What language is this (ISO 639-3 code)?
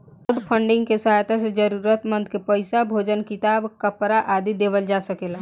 bho